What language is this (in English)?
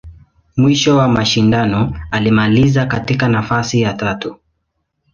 Swahili